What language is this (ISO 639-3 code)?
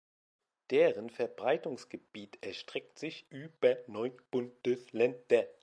deu